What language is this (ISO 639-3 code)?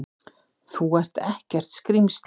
isl